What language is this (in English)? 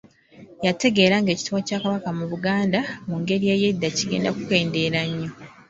Ganda